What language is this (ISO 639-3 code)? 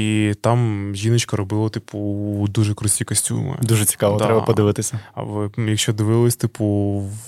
ukr